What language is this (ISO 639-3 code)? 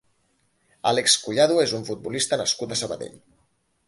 cat